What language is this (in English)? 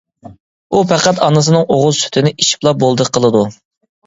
Uyghur